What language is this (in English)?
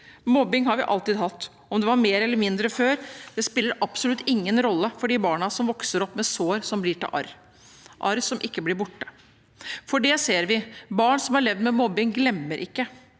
Norwegian